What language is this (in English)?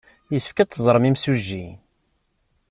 Kabyle